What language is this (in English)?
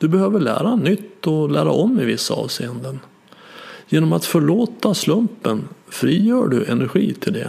Swedish